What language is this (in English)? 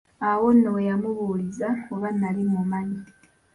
Ganda